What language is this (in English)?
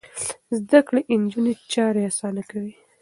Pashto